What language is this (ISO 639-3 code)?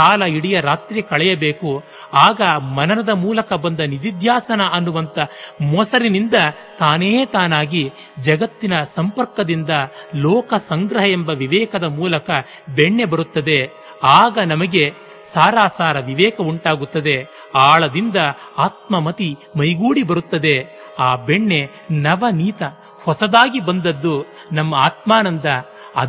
kan